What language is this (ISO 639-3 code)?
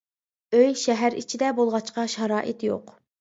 uig